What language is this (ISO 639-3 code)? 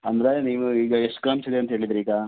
kan